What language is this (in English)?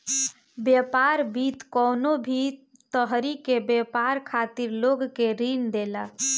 Bhojpuri